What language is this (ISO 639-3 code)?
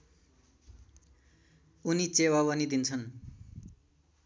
nep